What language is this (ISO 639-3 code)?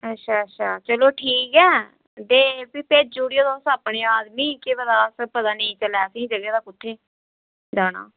doi